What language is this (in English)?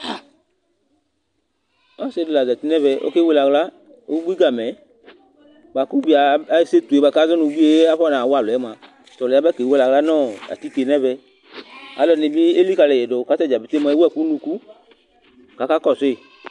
Ikposo